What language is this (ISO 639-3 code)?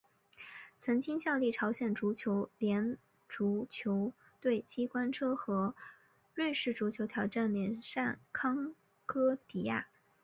zho